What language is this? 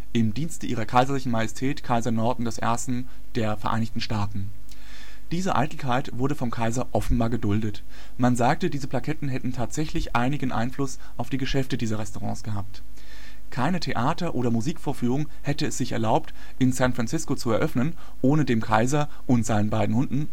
German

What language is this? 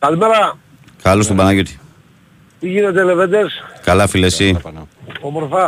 Greek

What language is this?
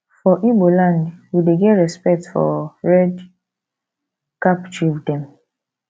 Nigerian Pidgin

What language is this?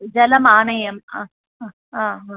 Sanskrit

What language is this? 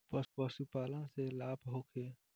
Bhojpuri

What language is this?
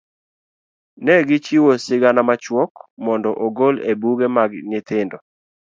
Luo (Kenya and Tanzania)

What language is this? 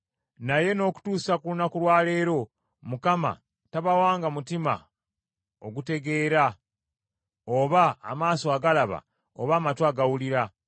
Ganda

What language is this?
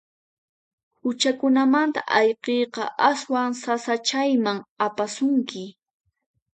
Puno Quechua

